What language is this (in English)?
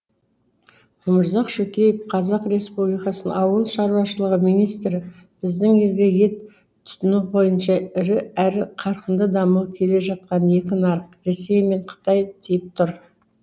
Kazakh